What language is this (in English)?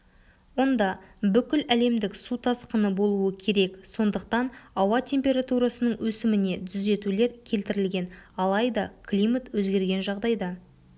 Kazakh